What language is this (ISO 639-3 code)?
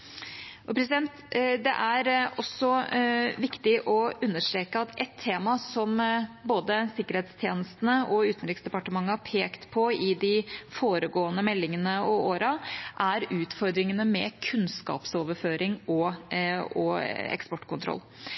nob